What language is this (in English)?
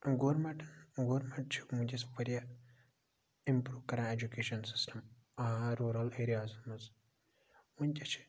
Kashmiri